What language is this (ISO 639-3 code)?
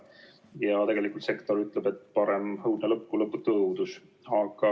est